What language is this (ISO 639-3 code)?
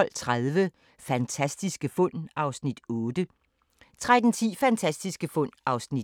dan